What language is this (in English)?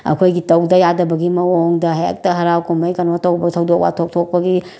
Manipuri